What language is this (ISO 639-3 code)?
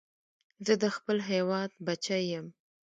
pus